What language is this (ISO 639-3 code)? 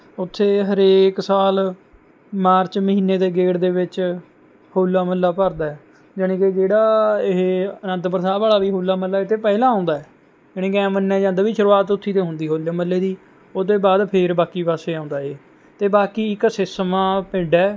pan